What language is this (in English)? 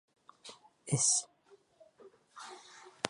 Bashkir